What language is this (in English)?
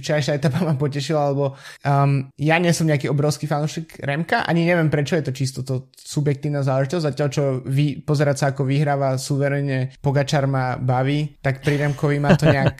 Slovak